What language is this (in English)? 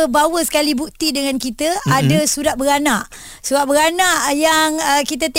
Malay